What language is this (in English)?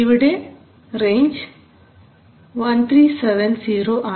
Malayalam